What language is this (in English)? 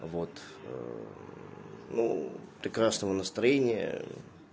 Russian